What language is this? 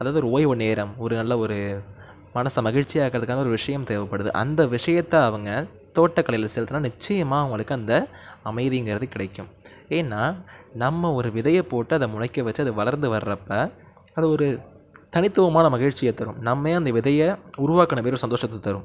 Tamil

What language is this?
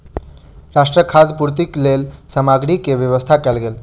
Maithili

